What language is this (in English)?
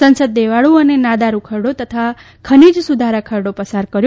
Gujarati